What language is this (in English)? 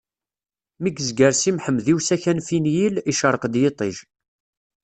Kabyle